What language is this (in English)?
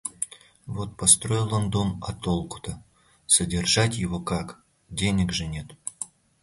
Russian